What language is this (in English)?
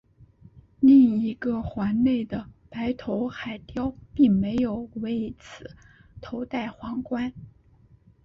Chinese